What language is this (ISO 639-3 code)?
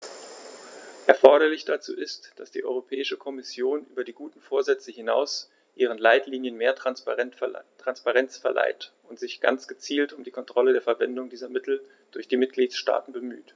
deu